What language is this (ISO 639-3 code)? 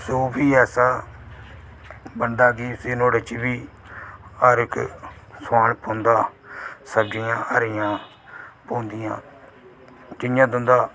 doi